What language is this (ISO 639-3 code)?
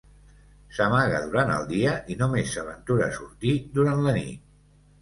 cat